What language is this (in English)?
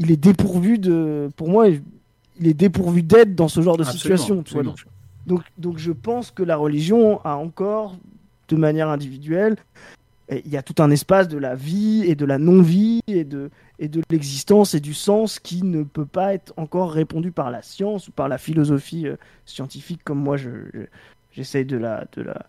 French